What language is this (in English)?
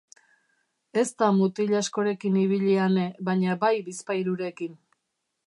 Basque